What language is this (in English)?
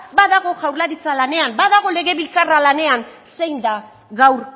Basque